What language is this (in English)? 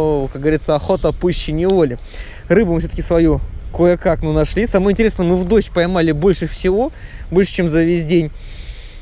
Russian